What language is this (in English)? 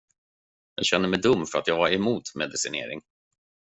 Swedish